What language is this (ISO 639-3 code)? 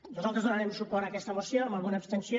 cat